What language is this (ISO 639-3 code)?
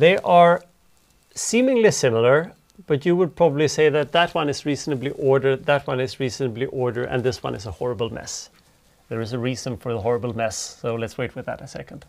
eng